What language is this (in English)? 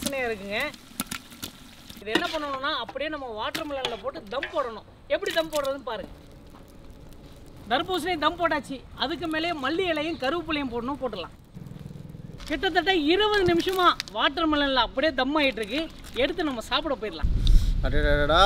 Romanian